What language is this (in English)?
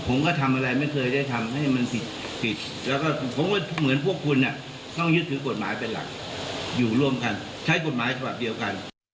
Thai